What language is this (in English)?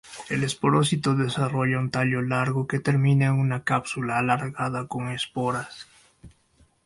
Spanish